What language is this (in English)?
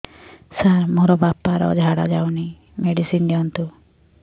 Odia